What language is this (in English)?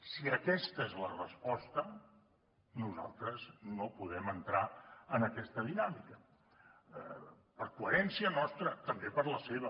Catalan